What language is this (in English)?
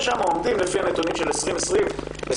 Hebrew